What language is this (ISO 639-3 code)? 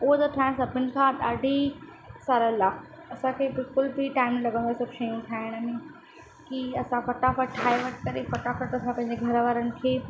snd